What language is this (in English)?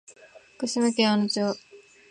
Japanese